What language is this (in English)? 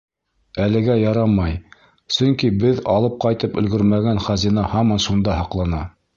Bashkir